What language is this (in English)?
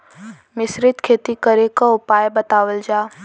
Bhojpuri